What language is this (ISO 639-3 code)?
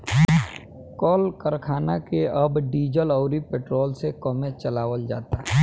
bho